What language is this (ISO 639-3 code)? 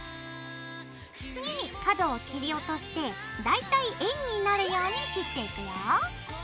jpn